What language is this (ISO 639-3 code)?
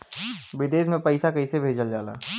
bho